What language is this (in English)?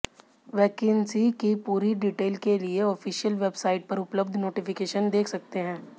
Hindi